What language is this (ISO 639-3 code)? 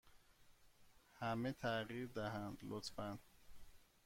fas